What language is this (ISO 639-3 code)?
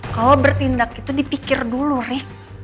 ind